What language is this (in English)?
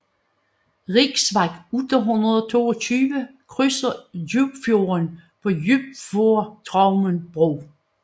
Danish